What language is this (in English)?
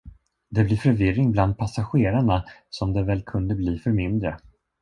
Swedish